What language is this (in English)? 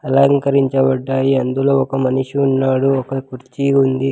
Telugu